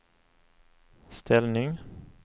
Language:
Swedish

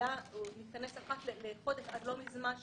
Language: Hebrew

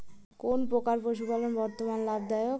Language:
Bangla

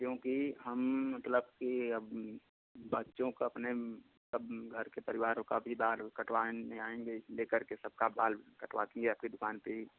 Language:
Hindi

